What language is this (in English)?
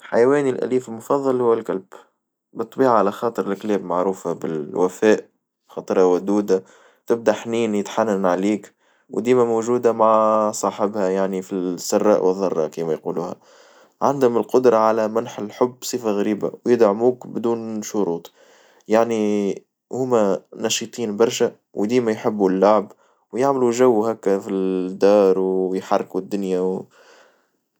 Tunisian Arabic